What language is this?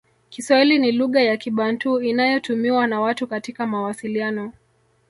Swahili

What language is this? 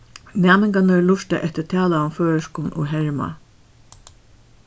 Faroese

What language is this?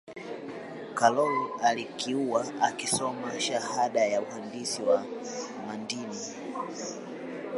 Swahili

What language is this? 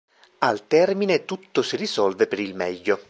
Italian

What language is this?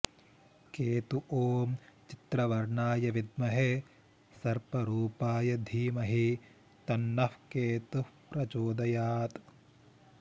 Sanskrit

